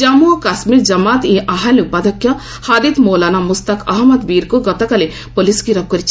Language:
Odia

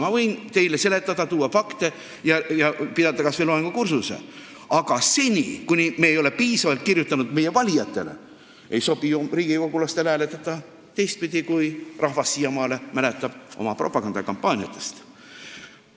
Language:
Estonian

